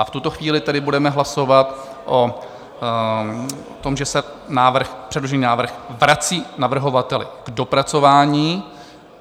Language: Czech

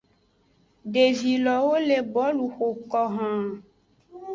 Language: Aja (Benin)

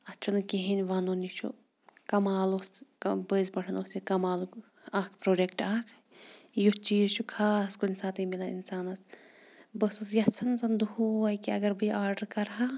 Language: Kashmiri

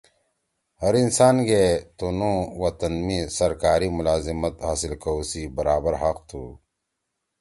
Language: Torwali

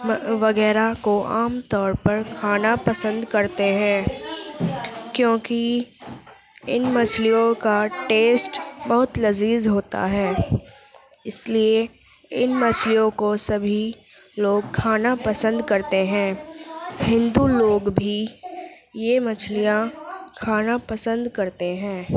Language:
Urdu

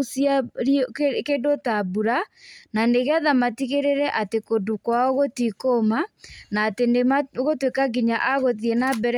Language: Kikuyu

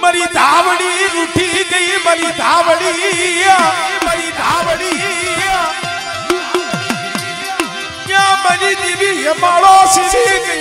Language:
Arabic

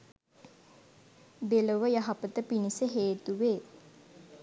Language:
Sinhala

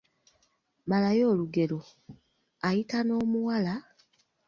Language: Ganda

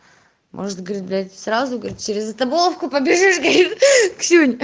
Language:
Russian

